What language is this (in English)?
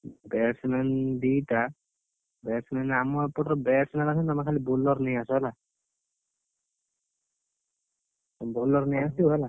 Odia